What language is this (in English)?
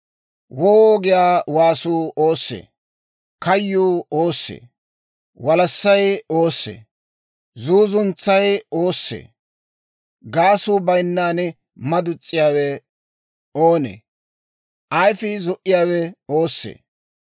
Dawro